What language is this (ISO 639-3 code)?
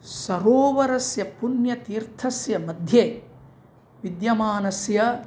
san